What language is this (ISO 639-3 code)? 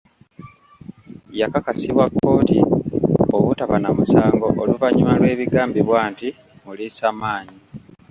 lug